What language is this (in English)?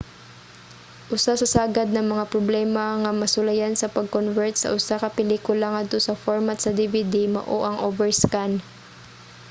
Cebuano